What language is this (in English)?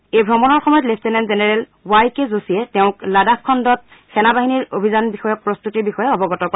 Assamese